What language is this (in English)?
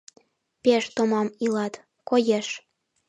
Mari